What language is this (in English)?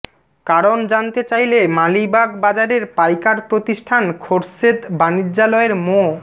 Bangla